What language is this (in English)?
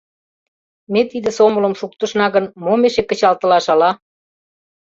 Mari